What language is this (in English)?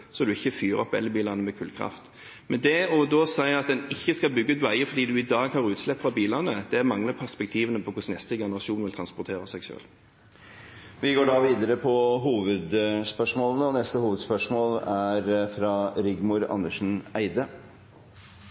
Norwegian